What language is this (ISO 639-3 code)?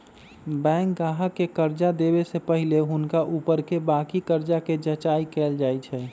mag